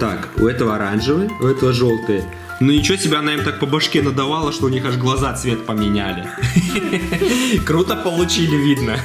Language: Russian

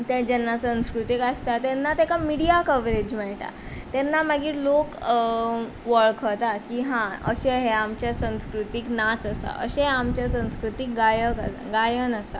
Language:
Konkani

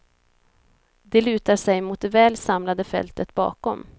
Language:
Swedish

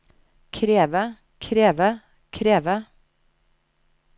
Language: Norwegian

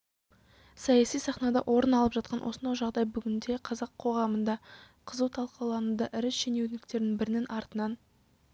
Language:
Kazakh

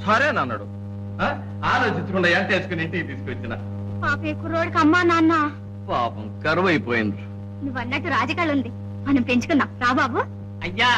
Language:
Telugu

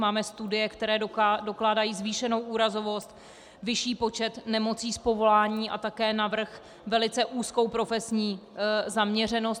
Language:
Czech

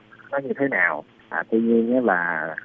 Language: Vietnamese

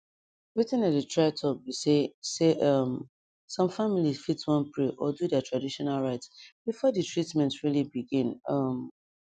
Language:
Nigerian Pidgin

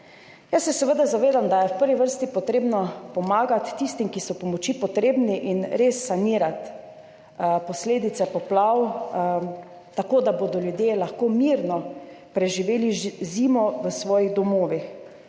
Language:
Slovenian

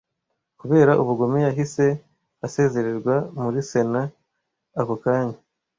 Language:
Kinyarwanda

